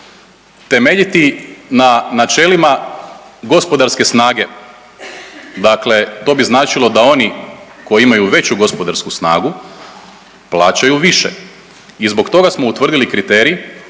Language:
Croatian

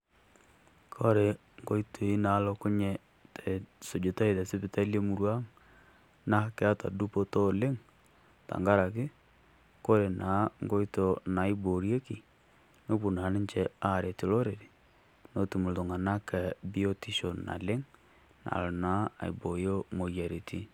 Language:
Masai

